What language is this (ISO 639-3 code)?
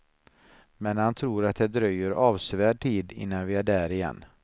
swe